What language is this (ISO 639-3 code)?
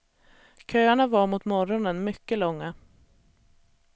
swe